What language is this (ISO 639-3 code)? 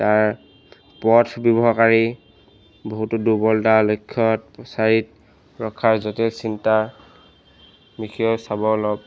asm